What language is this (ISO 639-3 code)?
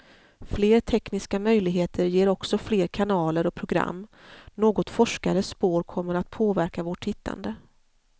swe